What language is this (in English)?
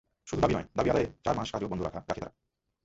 Bangla